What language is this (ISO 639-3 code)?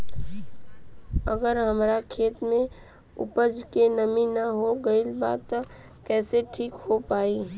bho